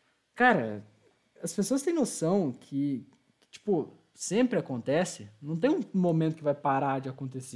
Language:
Portuguese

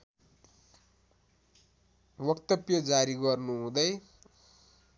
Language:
Nepali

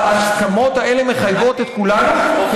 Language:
Hebrew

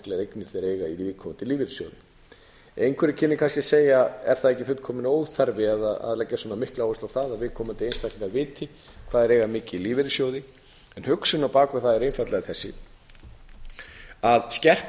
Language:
Icelandic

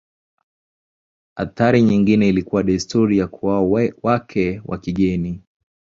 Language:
Swahili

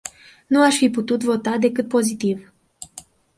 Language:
Romanian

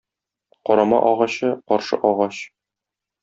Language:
Tatar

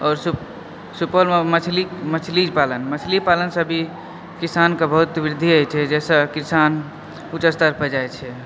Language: Maithili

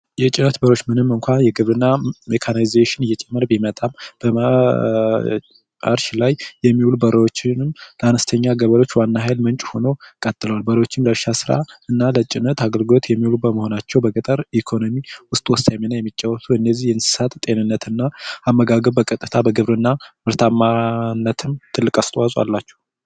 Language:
Amharic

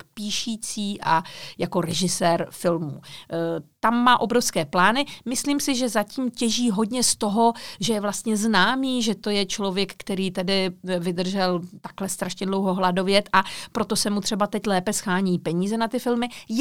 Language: Czech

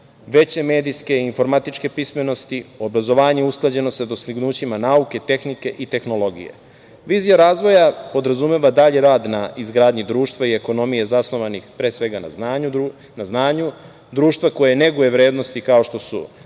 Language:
Serbian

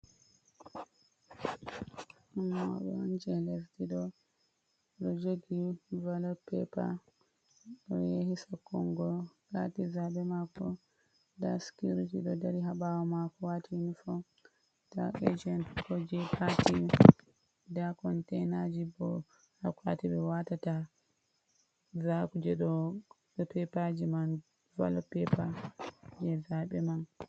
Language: Fula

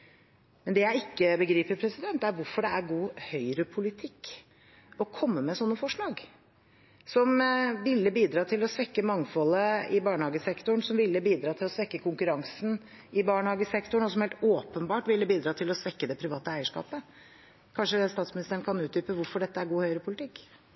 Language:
Norwegian Bokmål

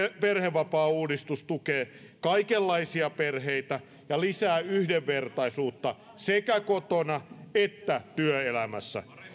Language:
Finnish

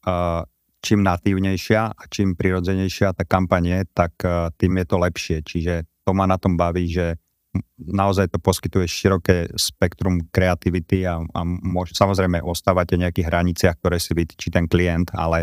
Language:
Slovak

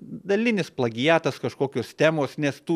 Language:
Lithuanian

